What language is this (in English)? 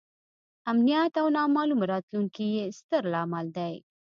Pashto